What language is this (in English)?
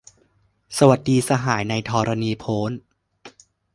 Thai